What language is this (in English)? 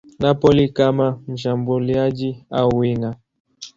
Swahili